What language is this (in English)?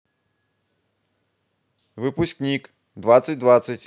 Russian